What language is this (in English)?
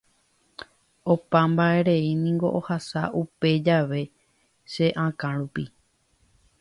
Guarani